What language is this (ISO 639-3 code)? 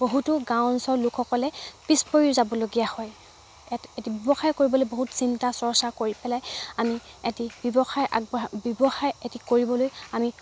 asm